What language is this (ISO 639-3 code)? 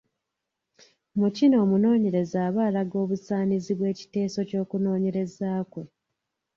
lug